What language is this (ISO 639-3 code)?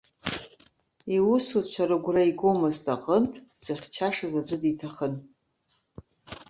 abk